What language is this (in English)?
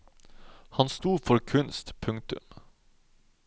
Norwegian